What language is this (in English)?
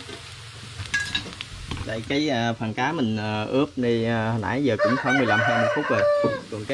Vietnamese